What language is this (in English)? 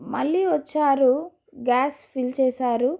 Telugu